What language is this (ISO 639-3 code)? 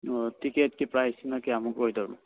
mni